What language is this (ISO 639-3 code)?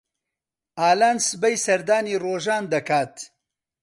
ckb